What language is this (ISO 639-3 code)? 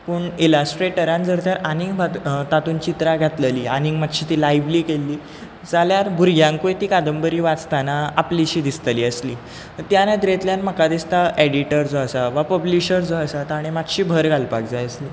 kok